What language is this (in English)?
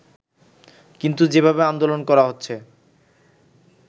Bangla